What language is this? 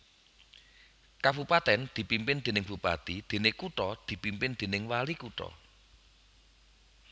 Javanese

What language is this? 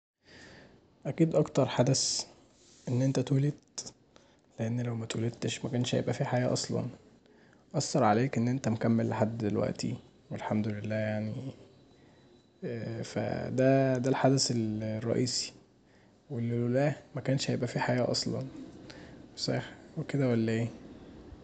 Egyptian Arabic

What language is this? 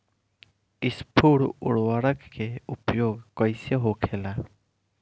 Bhojpuri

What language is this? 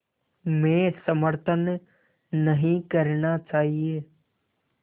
Hindi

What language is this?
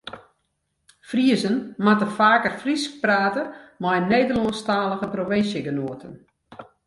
Western Frisian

